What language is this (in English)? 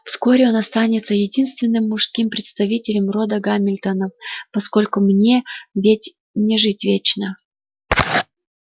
Russian